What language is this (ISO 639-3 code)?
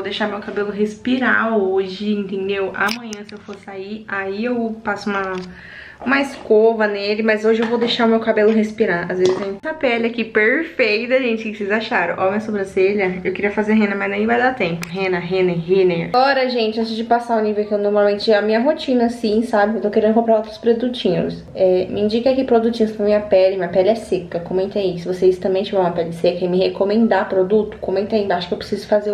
por